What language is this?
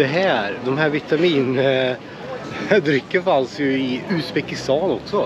Swedish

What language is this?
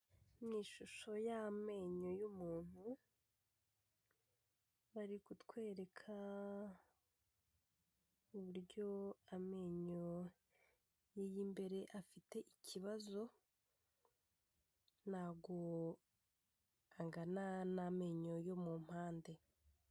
Kinyarwanda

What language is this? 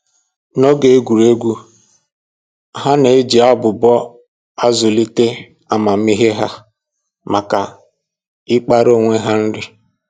Igbo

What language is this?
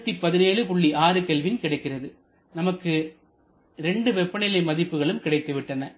Tamil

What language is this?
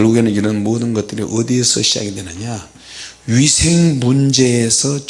Korean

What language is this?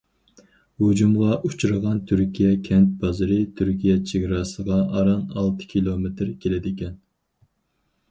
Uyghur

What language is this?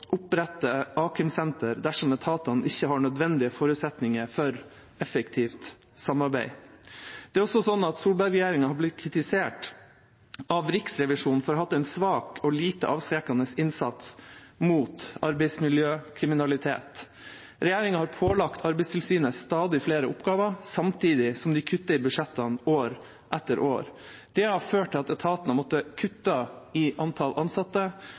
Norwegian Bokmål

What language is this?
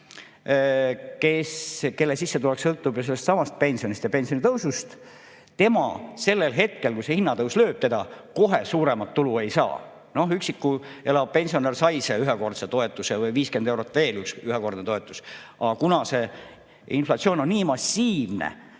Estonian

